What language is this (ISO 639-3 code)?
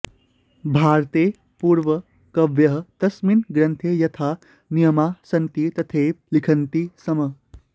san